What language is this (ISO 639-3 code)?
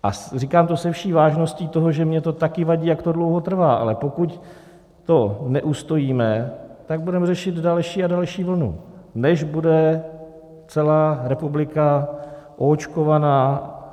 ces